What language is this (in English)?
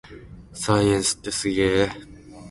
Japanese